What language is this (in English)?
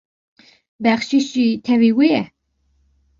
Kurdish